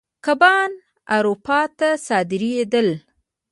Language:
Pashto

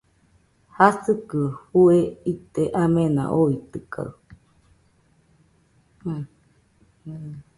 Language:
Nüpode Huitoto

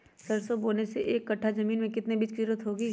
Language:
Magahi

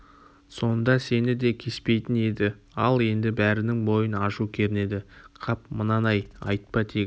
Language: Kazakh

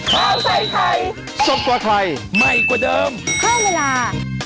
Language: Thai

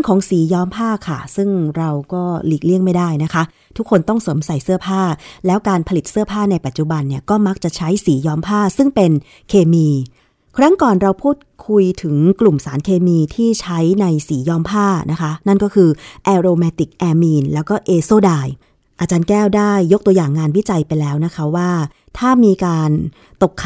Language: Thai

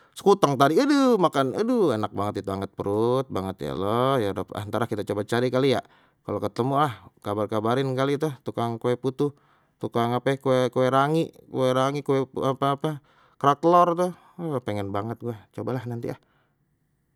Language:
Betawi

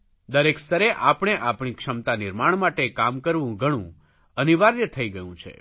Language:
Gujarati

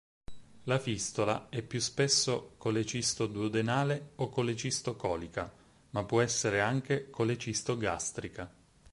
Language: Italian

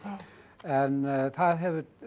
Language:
Icelandic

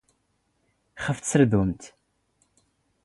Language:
Standard Moroccan Tamazight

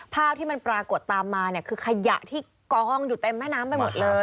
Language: Thai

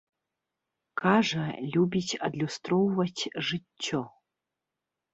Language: Belarusian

